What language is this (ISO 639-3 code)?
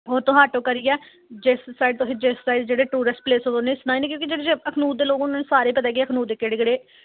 doi